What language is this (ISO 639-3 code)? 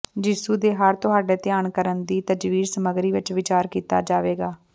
pan